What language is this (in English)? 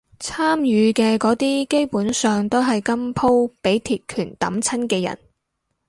Cantonese